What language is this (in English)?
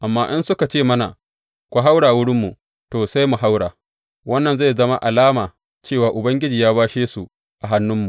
Hausa